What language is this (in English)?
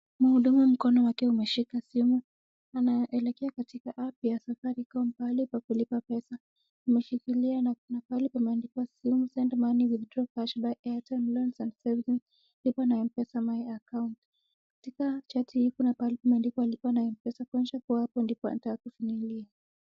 Swahili